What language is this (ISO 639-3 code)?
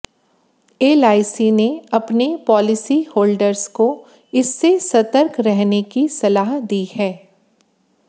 hin